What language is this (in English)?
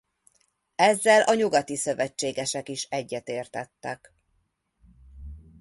Hungarian